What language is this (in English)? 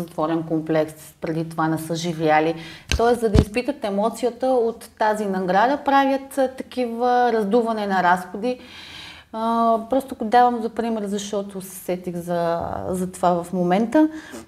Bulgarian